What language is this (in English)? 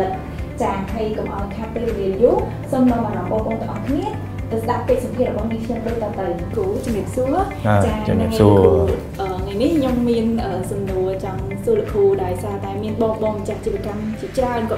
Thai